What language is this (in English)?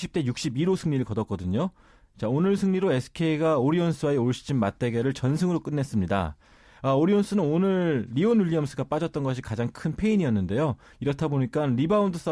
Korean